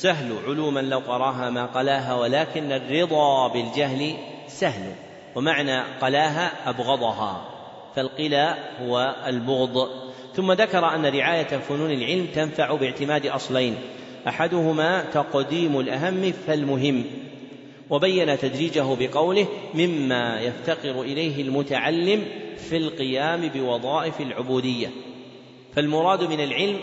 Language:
Arabic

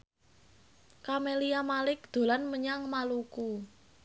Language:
Javanese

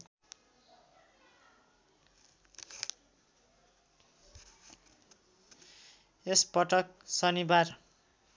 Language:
Nepali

